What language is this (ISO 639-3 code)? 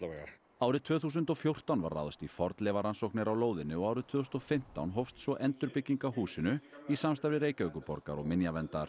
isl